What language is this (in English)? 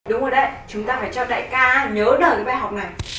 Vietnamese